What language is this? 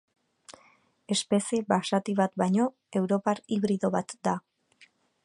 Basque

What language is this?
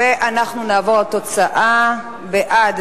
Hebrew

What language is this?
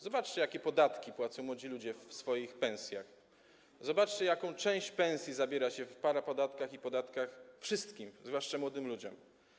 Polish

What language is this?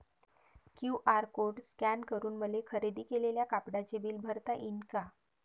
Marathi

